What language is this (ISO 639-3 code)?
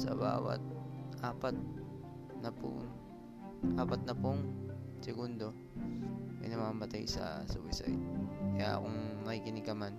fil